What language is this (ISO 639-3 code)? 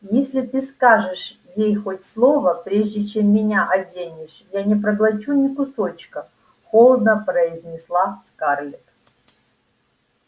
rus